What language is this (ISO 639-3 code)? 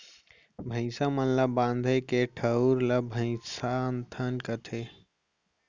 hne